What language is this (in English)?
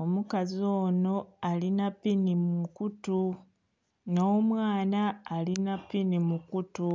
Soga